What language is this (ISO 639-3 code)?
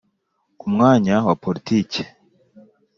kin